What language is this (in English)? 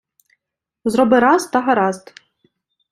Ukrainian